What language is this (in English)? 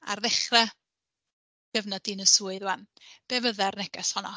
Welsh